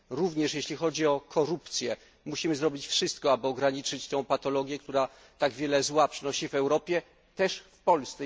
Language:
Polish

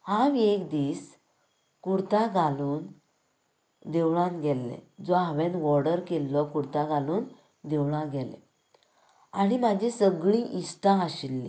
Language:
Konkani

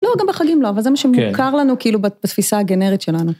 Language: Hebrew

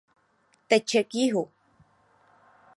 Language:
Czech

